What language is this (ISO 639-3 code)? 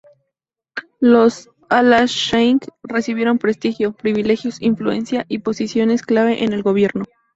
spa